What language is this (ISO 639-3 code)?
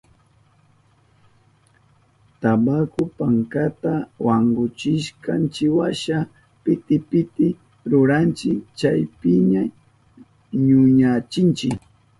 qup